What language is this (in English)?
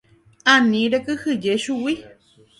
Guarani